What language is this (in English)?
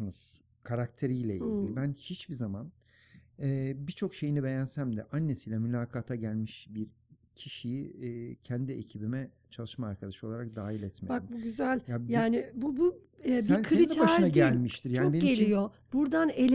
Turkish